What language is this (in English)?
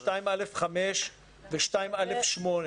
Hebrew